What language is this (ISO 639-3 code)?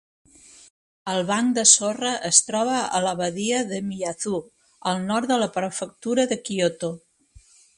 cat